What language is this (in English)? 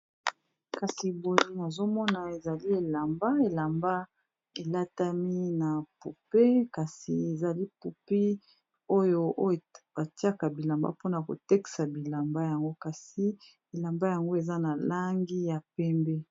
Lingala